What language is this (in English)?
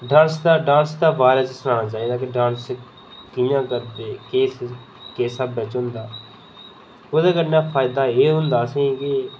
Dogri